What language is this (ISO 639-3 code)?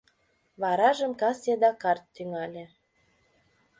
chm